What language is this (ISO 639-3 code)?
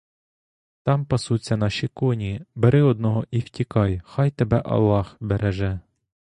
ukr